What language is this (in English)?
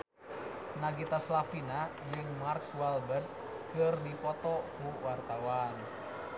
Sundanese